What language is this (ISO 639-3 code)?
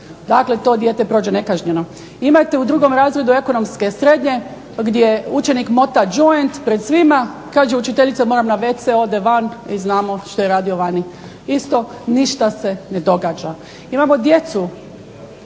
hrv